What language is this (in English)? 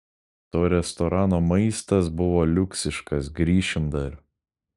Lithuanian